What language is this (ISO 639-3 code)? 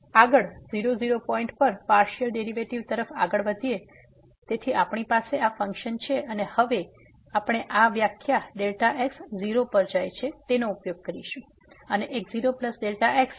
guj